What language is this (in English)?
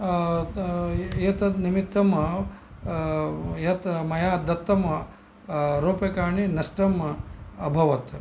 Sanskrit